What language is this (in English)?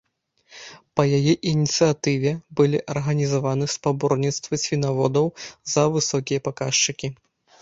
Belarusian